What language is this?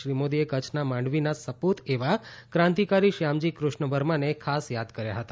Gujarati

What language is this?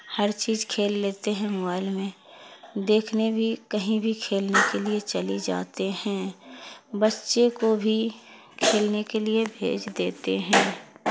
Urdu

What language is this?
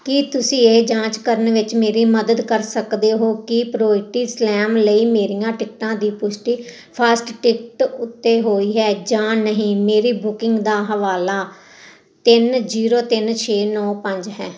Punjabi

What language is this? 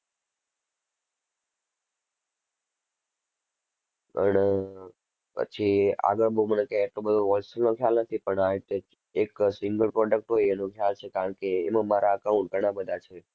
Gujarati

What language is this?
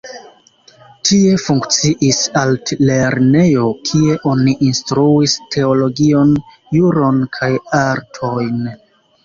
Esperanto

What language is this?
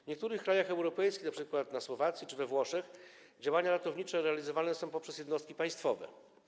Polish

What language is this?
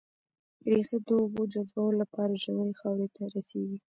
Pashto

